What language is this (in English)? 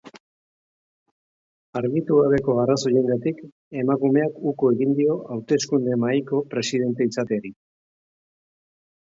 Basque